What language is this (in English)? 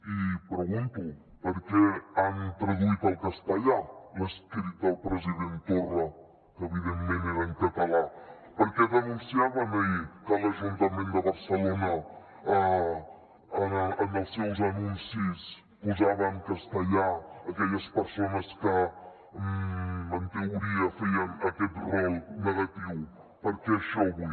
Catalan